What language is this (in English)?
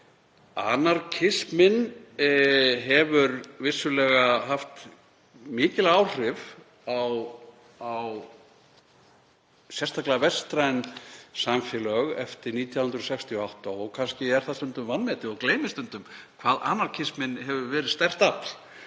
Icelandic